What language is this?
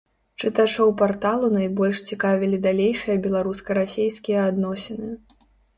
Belarusian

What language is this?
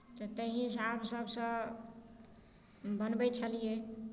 Maithili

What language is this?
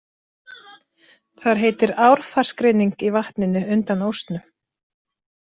Icelandic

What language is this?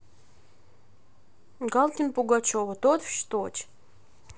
Russian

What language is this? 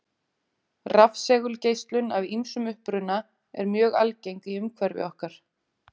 Icelandic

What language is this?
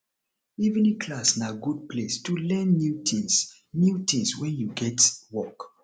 Nigerian Pidgin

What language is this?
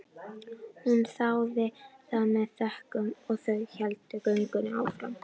Icelandic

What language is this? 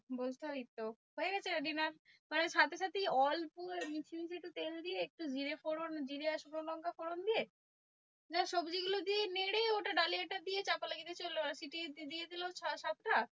Bangla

